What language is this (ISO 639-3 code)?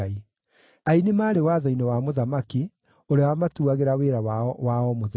kik